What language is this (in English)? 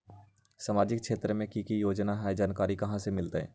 Magahi